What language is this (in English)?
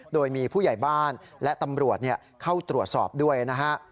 Thai